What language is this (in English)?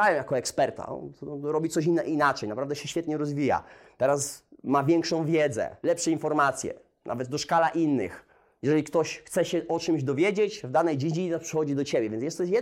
Polish